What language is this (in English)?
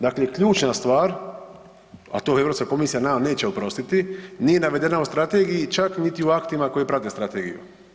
Croatian